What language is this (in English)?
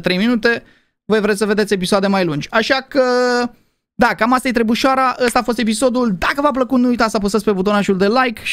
Romanian